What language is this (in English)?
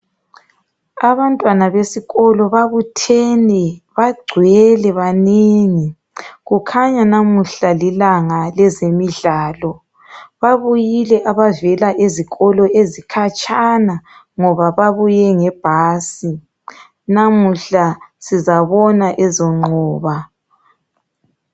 North Ndebele